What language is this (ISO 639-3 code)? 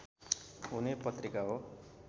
nep